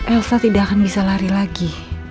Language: Indonesian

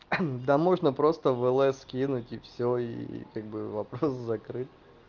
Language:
Russian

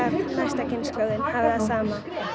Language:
Icelandic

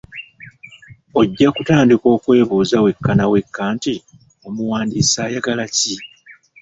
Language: Ganda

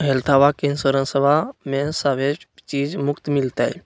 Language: Magahi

